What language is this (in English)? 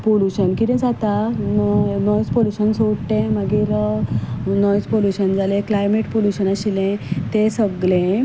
Konkani